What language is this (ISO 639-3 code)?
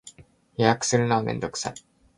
jpn